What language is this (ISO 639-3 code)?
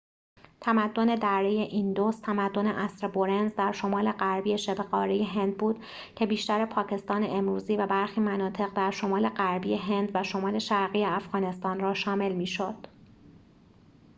fas